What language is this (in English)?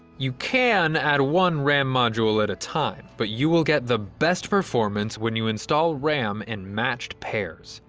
English